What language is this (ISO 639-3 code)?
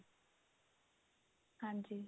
pan